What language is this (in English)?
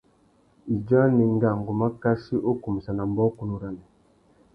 Tuki